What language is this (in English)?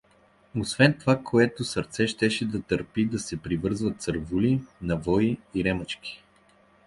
Bulgarian